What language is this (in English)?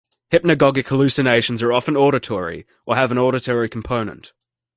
English